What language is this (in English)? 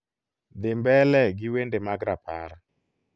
Luo (Kenya and Tanzania)